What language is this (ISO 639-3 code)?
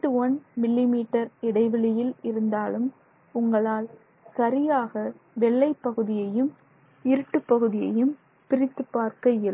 tam